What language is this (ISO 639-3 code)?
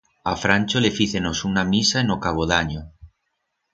arg